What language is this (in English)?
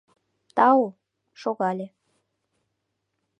Mari